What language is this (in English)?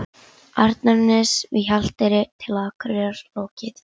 Icelandic